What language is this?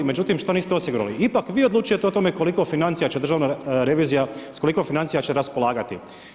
Croatian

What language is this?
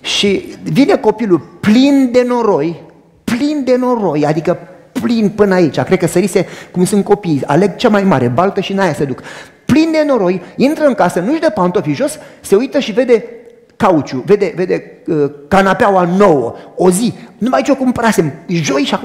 Romanian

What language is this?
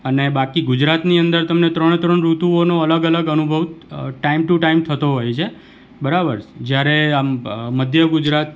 Gujarati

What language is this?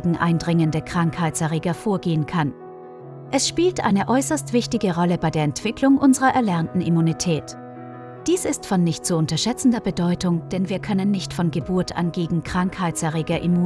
German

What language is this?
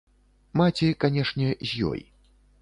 Belarusian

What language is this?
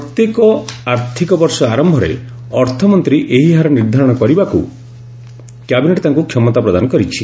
Odia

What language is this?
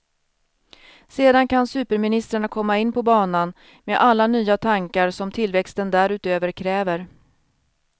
Swedish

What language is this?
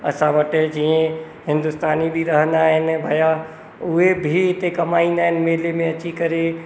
Sindhi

